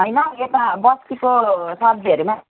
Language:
Nepali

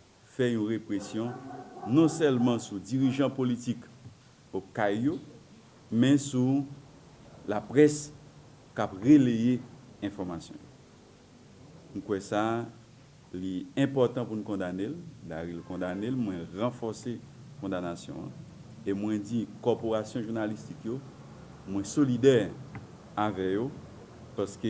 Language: French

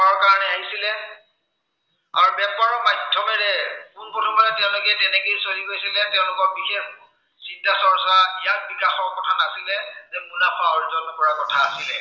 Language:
Assamese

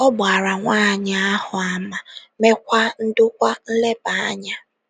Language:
Igbo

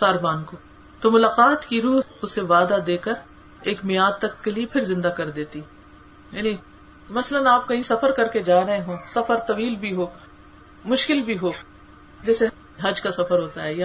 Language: Urdu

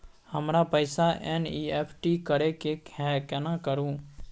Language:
Maithili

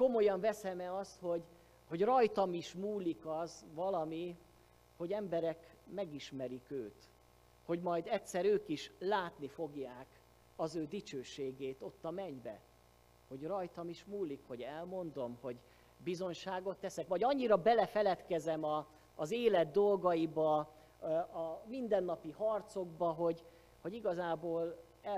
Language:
Hungarian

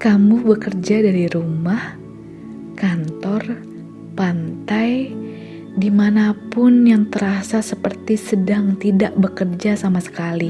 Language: Indonesian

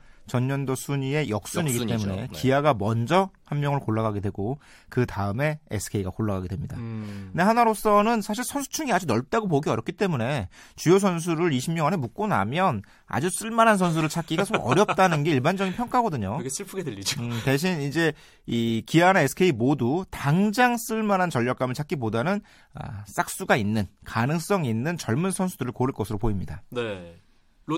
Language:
Korean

